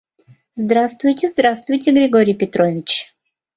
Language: Mari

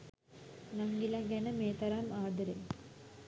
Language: Sinhala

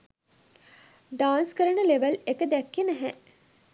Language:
Sinhala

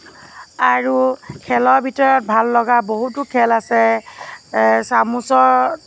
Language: Assamese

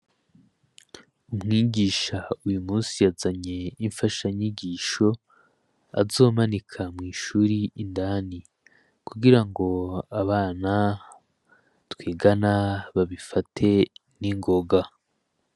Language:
Rundi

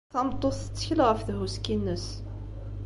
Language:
Kabyle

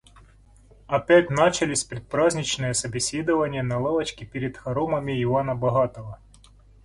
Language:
Russian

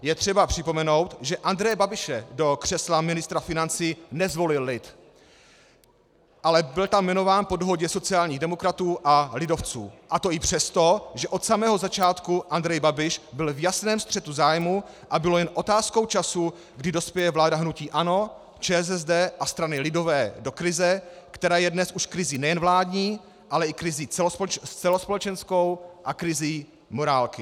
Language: Czech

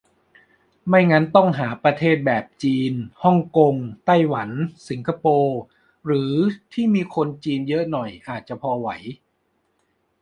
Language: Thai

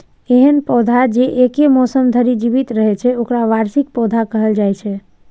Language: Maithili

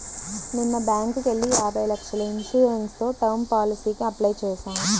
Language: Telugu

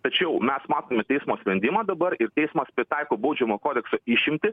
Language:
Lithuanian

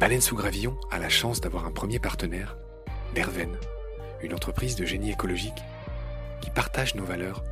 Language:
French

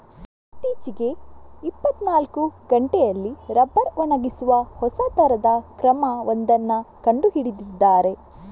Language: Kannada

